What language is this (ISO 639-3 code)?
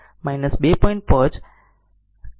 guj